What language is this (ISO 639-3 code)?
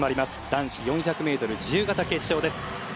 jpn